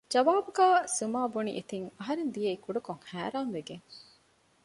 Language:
Divehi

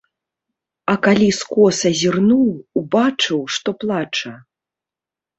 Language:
Belarusian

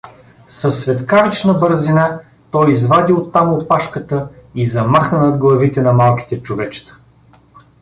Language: Bulgarian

